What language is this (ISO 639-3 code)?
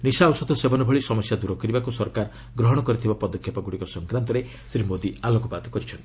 ori